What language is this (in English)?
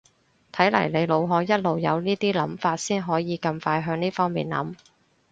Cantonese